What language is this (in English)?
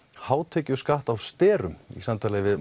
Icelandic